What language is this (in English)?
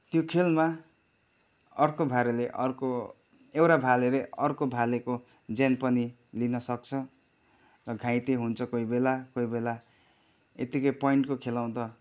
Nepali